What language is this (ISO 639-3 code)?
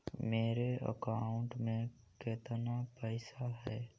mag